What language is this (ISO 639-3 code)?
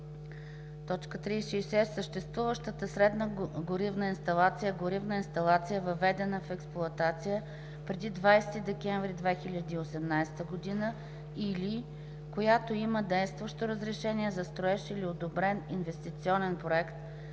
bul